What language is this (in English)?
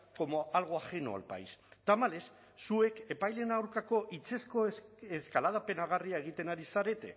Basque